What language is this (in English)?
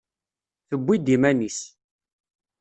Kabyle